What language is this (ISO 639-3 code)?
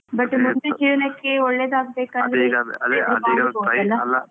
kan